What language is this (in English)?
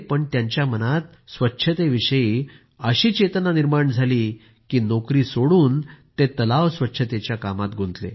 Marathi